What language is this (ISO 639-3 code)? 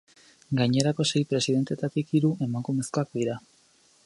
eus